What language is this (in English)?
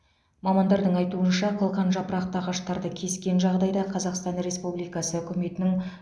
Kazakh